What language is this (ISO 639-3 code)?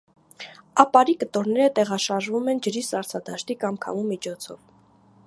hye